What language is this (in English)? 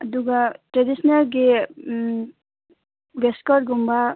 Manipuri